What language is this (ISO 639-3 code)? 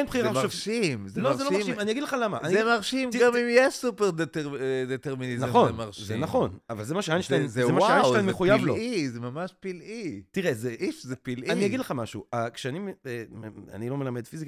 heb